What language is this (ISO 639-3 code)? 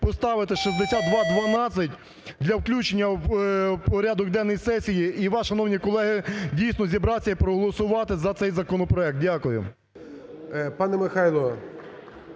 ukr